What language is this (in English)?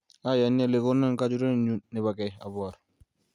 Kalenjin